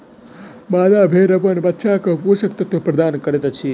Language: Maithili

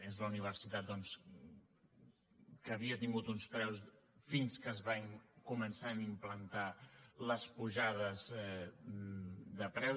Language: Catalan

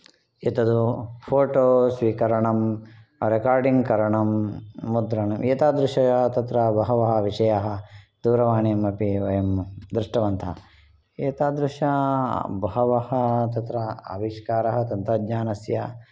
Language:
Sanskrit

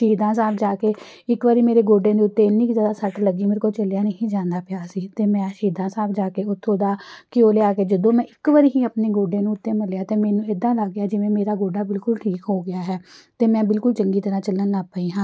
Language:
Punjabi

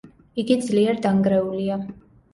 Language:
Georgian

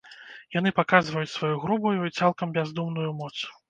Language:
Belarusian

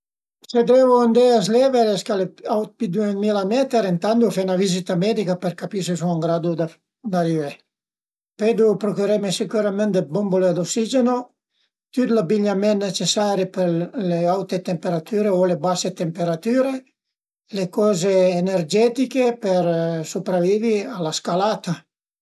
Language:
Piedmontese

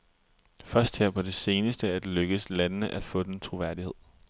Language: Danish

